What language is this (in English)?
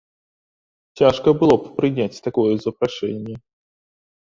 Belarusian